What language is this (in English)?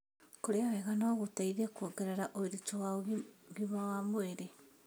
Kikuyu